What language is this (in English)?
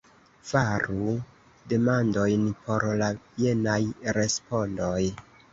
Esperanto